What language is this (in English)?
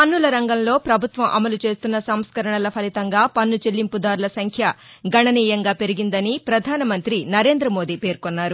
Telugu